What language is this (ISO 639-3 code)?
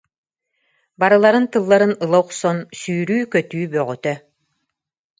sah